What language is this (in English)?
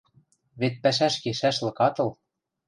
Western Mari